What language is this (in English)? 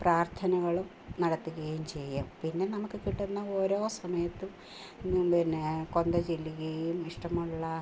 Malayalam